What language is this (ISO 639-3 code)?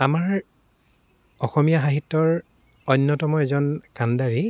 asm